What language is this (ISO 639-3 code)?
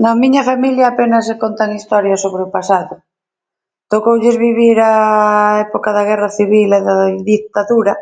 glg